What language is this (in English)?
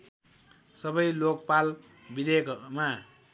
Nepali